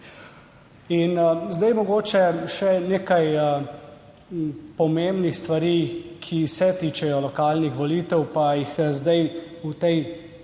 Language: Slovenian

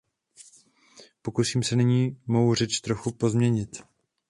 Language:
Czech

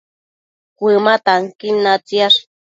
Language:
Matsés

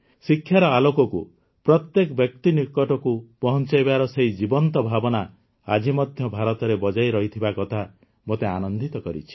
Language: Odia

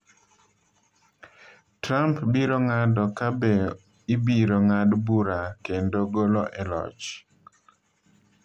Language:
Luo (Kenya and Tanzania)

